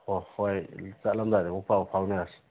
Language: Manipuri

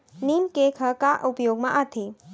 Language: Chhattisgarhi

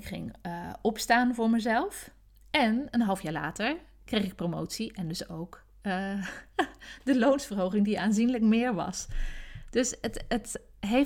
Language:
Dutch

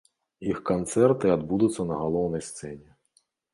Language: Belarusian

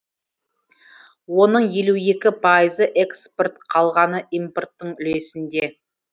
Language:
Kazakh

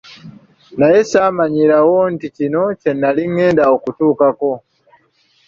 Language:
Ganda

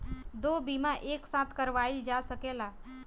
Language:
Bhojpuri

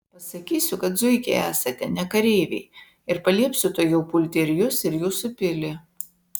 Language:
Lithuanian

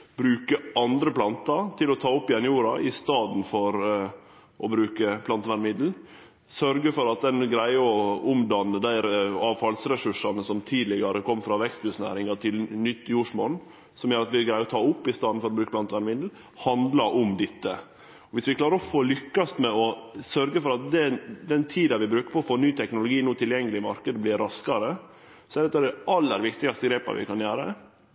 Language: Norwegian Nynorsk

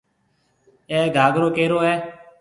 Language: Marwari (Pakistan)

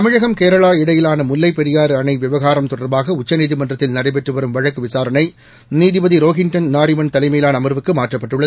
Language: Tamil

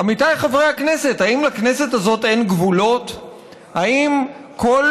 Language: Hebrew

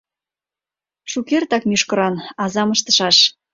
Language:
Mari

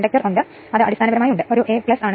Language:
Malayalam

